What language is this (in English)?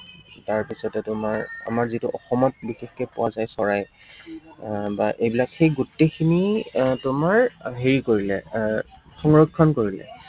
Assamese